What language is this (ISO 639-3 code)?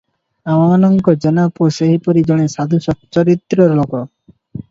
ori